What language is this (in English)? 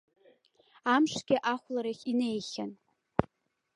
Abkhazian